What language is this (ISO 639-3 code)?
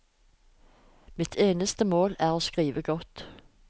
nor